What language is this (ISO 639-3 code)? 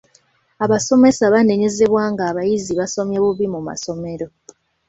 lug